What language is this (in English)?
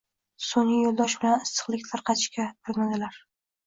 Uzbek